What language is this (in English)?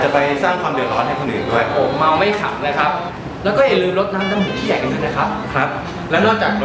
Thai